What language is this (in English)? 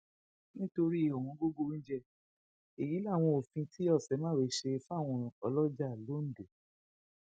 Yoruba